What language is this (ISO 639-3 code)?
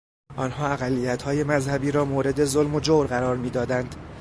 fas